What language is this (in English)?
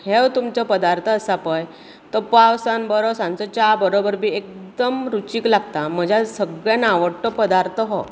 Konkani